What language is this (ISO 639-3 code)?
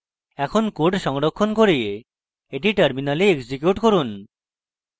ben